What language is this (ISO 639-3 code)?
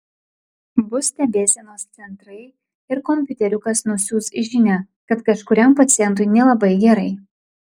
lit